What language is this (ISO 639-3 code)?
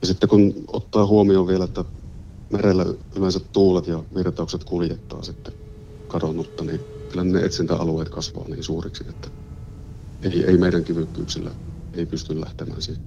fin